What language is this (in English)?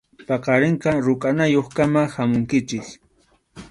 Arequipa-La Unión Quechua